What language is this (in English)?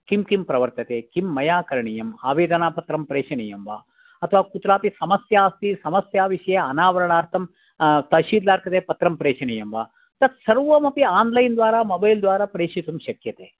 Sanskrit